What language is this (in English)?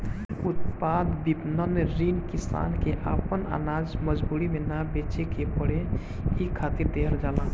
Bhojpuri